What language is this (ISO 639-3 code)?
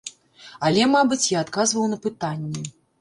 bel